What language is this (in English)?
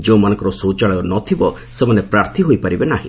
Odia